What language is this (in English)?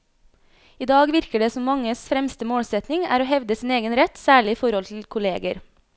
Norwegian